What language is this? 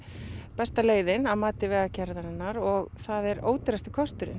Icelandic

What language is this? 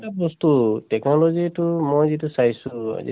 Assamese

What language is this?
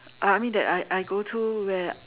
English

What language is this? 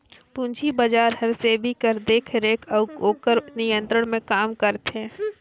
Chhattisgarhi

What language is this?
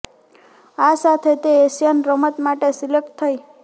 Gujarati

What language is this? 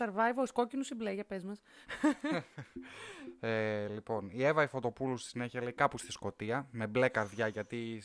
Greek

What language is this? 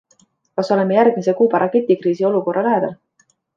Estonian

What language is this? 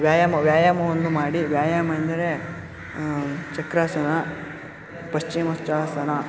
Kannada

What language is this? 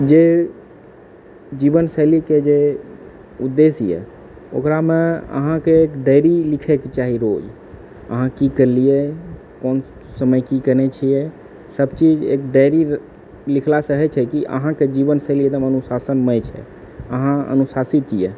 Maithili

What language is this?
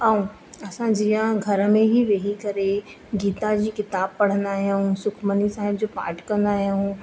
Sindhi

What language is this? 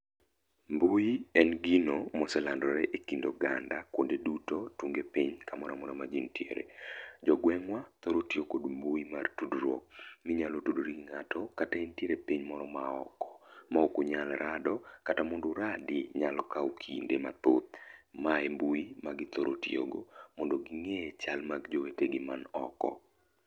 Luo (Kenya and Tanzania)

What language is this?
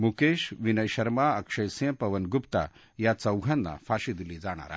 Marathi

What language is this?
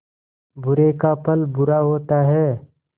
Hindi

